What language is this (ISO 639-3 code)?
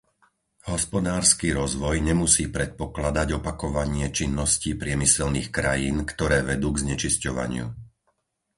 slk